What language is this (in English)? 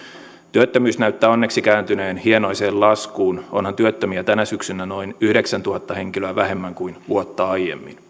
Finnish